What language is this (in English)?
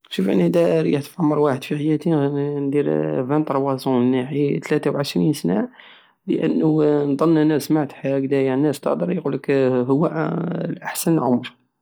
Algerian Saharan Arabic